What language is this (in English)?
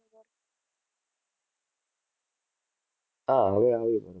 Gujarati